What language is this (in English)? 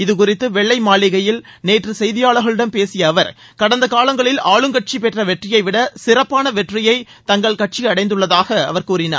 Tamil